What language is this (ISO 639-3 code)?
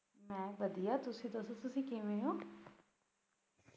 pan